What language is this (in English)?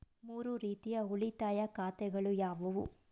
Kannada